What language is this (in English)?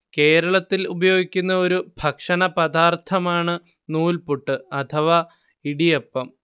Malayalam